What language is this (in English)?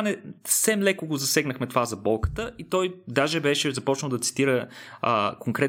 Bulgarian